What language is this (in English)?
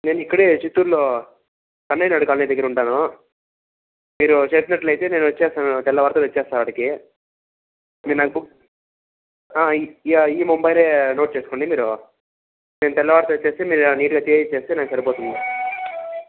Telugu